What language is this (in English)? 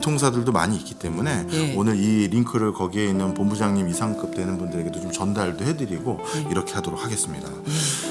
Korean